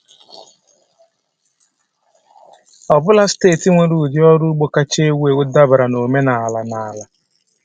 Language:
Igbo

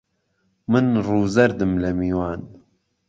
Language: Central Kurdish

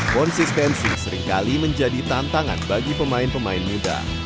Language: Indonesian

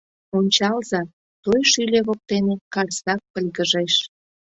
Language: Mari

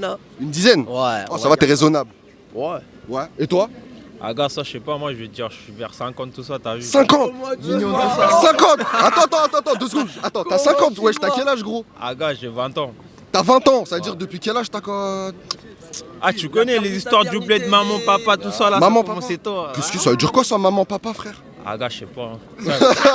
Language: French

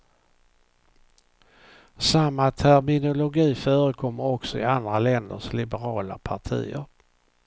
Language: Swedish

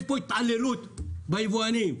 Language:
Hebrew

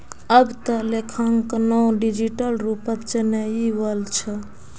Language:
Magahi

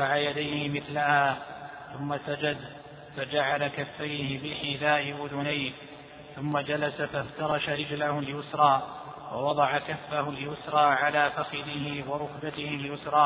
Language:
Arabic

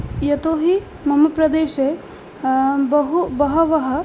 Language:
Sanskrit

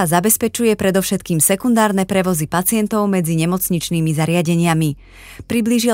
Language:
Slovak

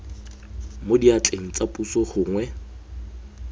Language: Tswana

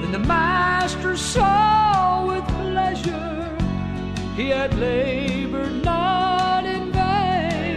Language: Filipino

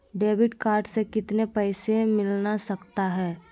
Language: Magahi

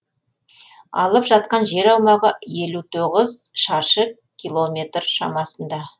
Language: Kazakh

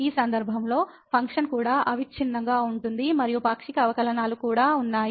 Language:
Telugu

